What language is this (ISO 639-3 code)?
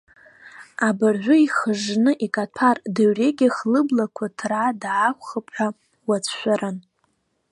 abk